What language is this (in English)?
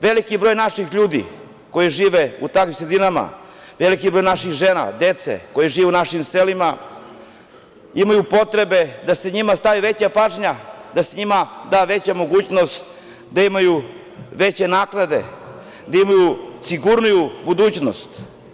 Serbian